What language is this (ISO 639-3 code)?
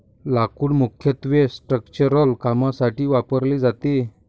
mar